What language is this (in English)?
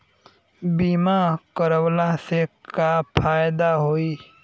Bhojpuri